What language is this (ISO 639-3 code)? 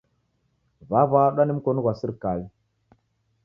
dav